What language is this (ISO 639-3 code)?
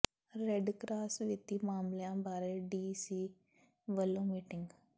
pan